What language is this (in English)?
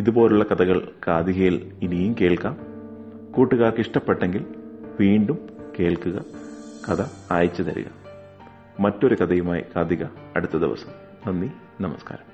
Malayalam